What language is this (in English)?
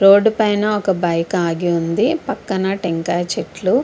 Telugu